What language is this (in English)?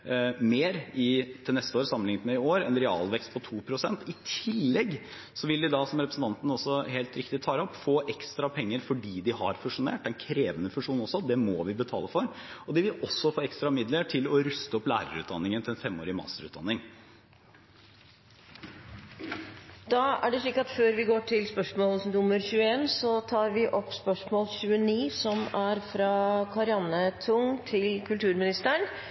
Norwegian